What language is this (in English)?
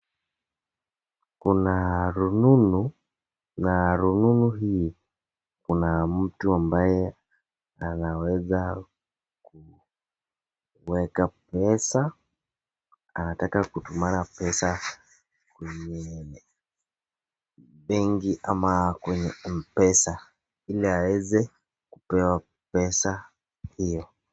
Swahili